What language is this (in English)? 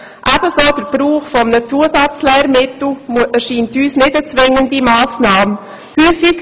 Swiss German